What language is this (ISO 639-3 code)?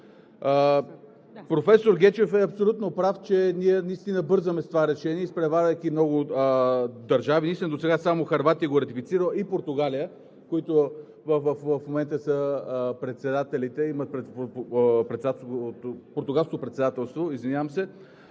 bul